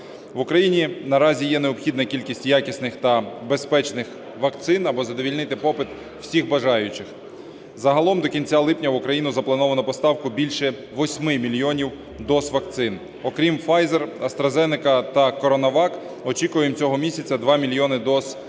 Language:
Ukrainian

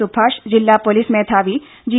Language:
Malayalam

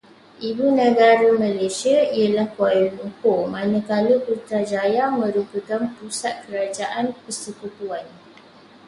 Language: Malay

